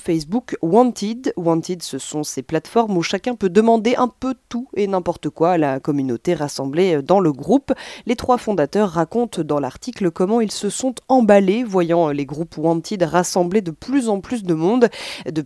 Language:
French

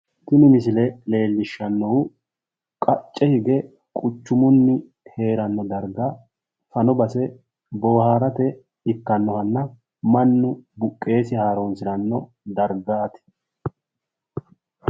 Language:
Sidamo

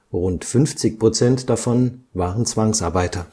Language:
German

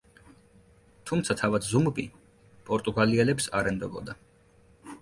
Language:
Georgian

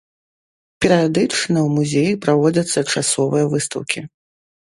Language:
Belarusian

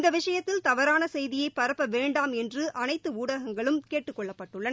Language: Tamil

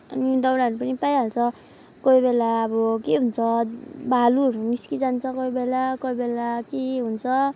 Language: Nepali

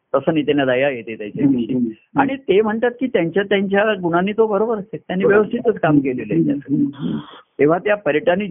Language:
Marathi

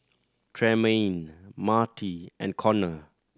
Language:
English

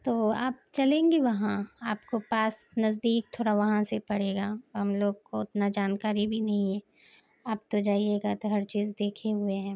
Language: Urdu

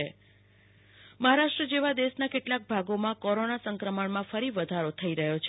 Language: Gujarati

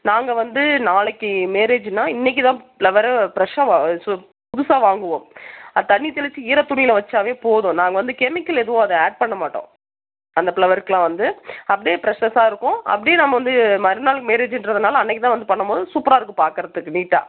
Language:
Tamil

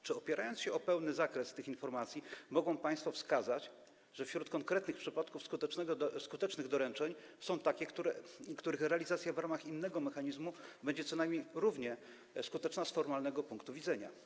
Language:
Polish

